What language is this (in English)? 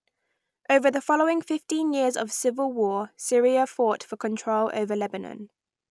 English